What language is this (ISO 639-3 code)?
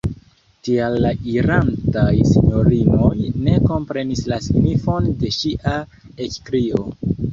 epo